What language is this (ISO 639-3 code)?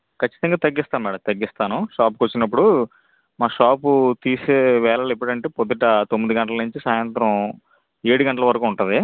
tel